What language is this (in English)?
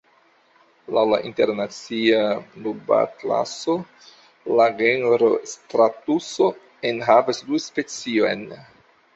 Esperanto